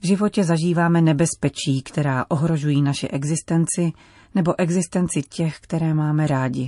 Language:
Czech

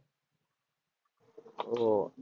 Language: Gujarati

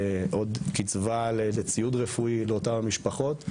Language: Hebrew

